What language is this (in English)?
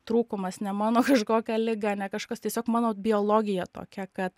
Lithuanian